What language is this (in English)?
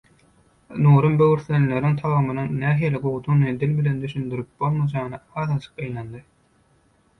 Turkmen